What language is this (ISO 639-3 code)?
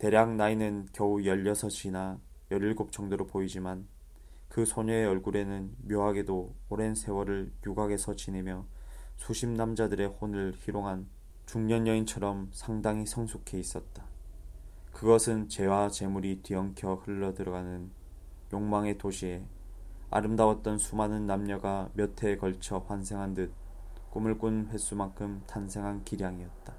kor